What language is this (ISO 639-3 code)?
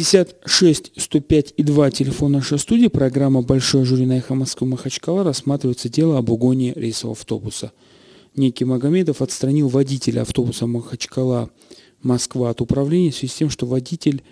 rus